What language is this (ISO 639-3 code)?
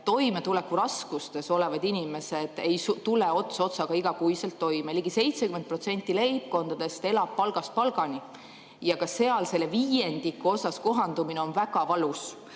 est